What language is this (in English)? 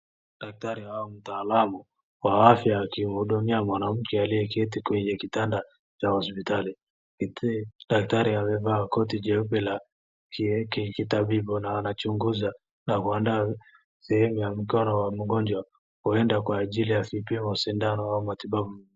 Swahili